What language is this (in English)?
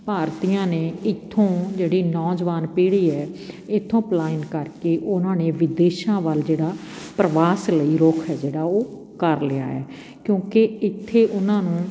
Punjabi